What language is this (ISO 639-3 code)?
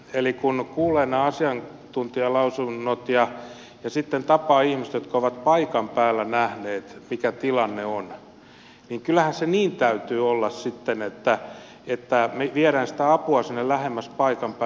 fin